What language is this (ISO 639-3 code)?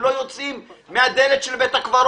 heb